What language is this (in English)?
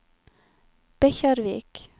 Norwegian